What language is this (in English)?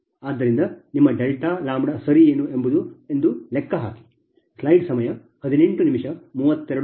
Kannada